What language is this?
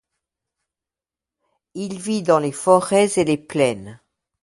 French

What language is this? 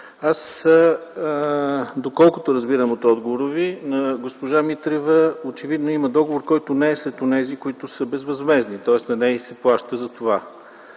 Bulgarian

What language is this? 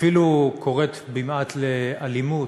Hebrew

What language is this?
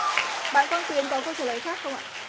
Vietnamese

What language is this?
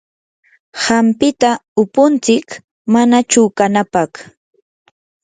Yanahuanca Pasco Quechua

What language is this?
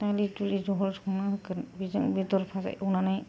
Bodo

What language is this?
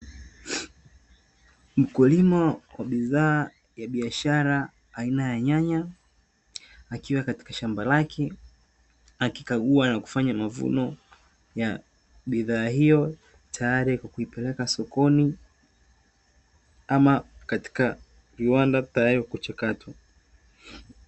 Swahili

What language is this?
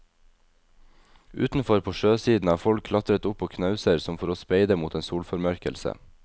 Norwegian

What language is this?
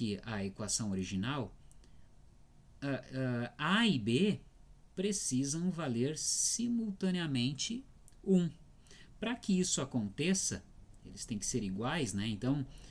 Portuguese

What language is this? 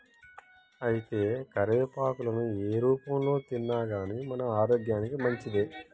Telugu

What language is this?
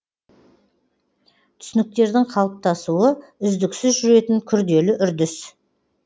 Kazakh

